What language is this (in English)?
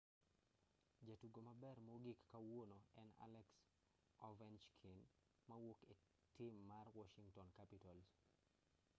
Luo (Kenya and Tanzania)